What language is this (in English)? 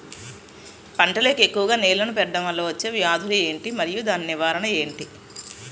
Telugu